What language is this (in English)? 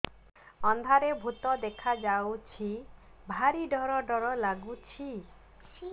Odia